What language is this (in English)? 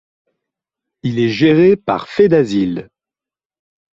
French